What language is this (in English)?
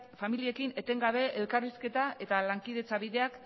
Basque